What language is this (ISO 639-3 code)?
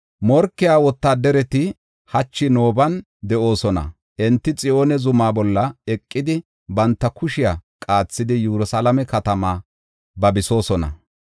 gof